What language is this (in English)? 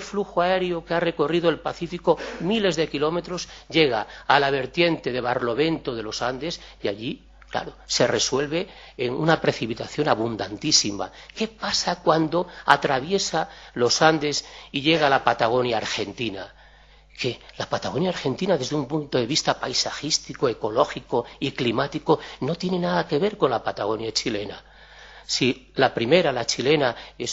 Spanish